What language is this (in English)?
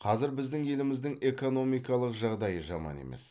Kazakh